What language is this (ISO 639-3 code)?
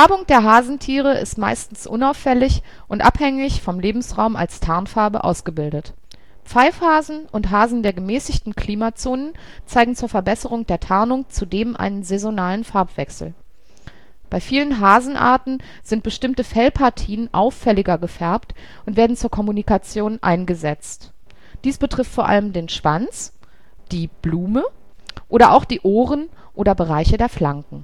deu